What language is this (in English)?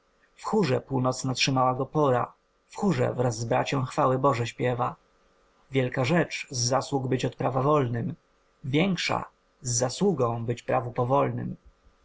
Polish